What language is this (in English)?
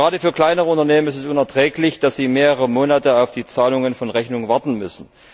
German